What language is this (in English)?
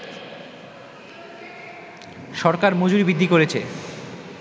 Bangla